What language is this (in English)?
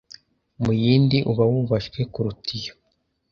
Kinyarwanda